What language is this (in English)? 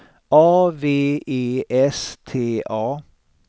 Swedish